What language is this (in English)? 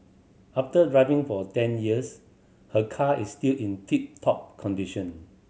English